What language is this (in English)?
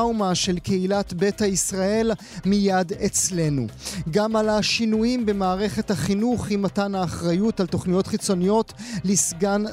Hebrew